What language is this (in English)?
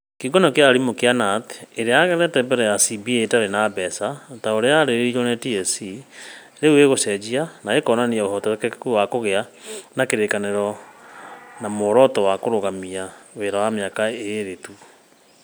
Kikuyu